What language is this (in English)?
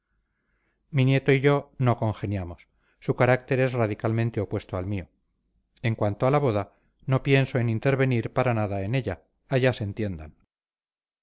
Spanish